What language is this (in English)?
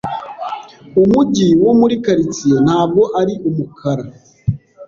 Kinyarwanda